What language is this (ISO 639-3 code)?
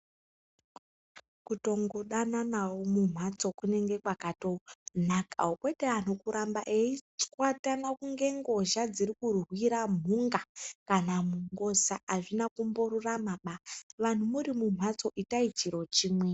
ndc